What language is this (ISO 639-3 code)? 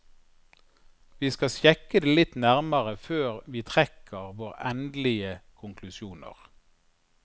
nor